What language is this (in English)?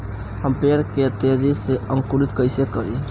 Bhojpuri